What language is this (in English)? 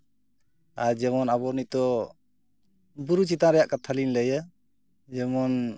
Santali